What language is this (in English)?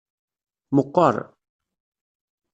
Kabyle